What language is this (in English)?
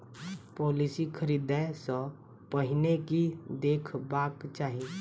Maithili